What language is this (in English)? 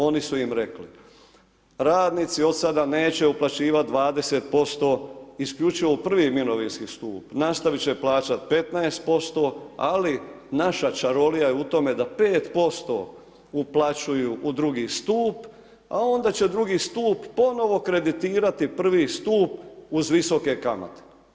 Croatian